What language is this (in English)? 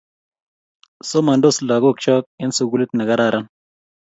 Kalenjin